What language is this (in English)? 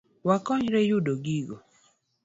Luo (Kenya and Tanzania)